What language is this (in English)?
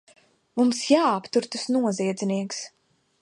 Latvian